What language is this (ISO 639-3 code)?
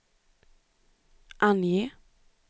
swe